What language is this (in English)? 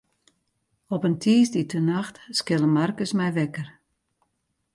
Western Frisian